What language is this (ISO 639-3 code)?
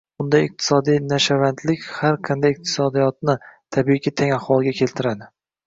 uzb